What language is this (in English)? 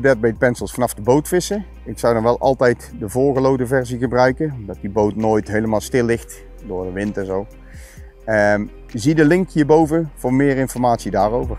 Dutch